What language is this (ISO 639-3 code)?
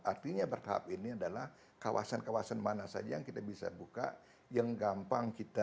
ind